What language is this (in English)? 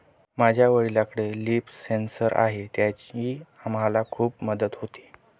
Marathi